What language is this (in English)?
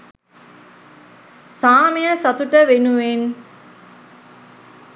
Sinhala